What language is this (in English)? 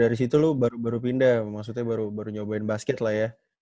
Indonesian